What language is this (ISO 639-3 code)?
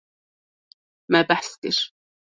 kur